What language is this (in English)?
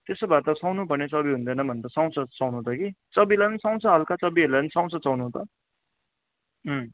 Nepali